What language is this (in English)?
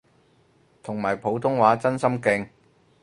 Cantonese